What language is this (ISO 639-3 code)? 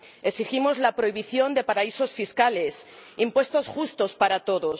spa